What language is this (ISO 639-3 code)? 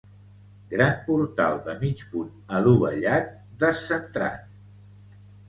cat